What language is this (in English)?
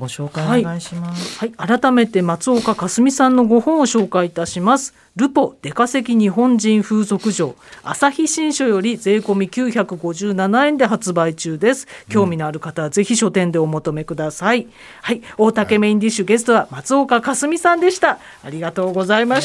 Japanese